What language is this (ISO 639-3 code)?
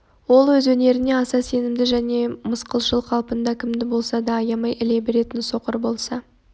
kaz